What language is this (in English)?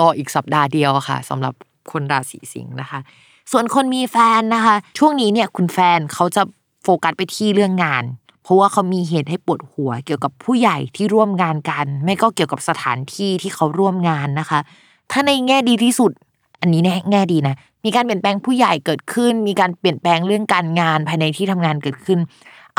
Thai